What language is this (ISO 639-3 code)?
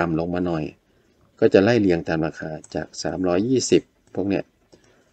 tha